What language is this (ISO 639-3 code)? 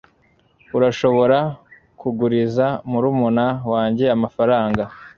kin